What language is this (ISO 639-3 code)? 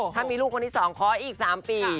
tha